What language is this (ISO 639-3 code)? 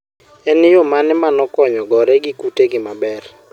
luo